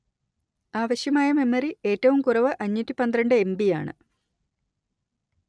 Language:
Malayalam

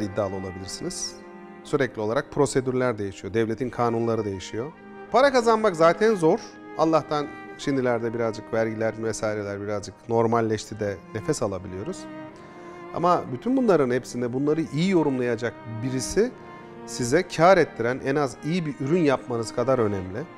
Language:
Turkish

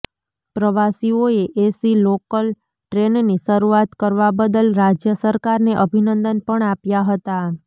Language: Gujarati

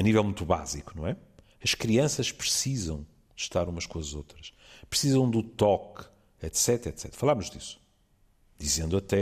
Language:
Portuguese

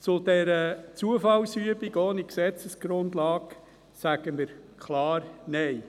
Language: Swiss German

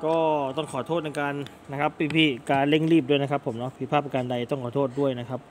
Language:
Thai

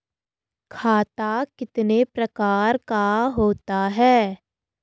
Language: Hindi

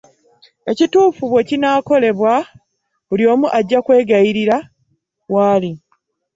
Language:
Ganda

